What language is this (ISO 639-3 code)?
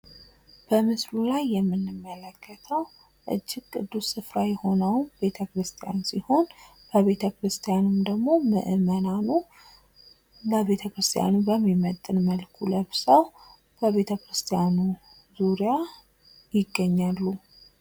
amh